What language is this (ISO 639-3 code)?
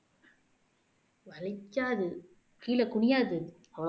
tam